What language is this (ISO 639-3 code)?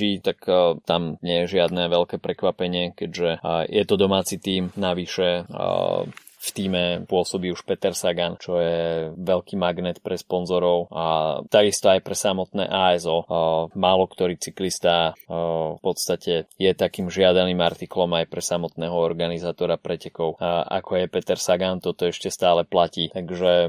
slk